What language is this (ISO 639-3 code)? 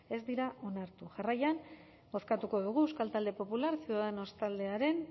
eus